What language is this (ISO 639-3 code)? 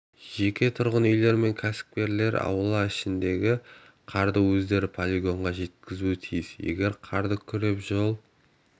kaz